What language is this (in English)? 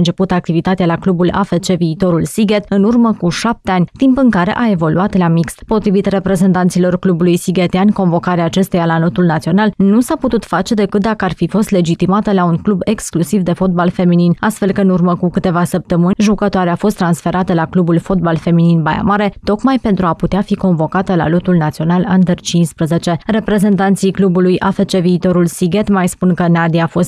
Romanian